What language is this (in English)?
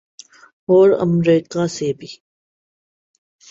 Urdu